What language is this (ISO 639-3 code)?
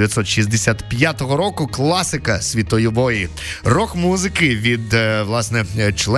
ukr